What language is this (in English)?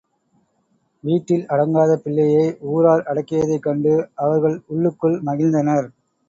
Tamil